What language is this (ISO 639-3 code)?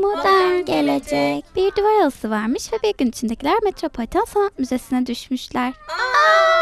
tur